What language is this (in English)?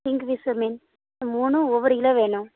Tamil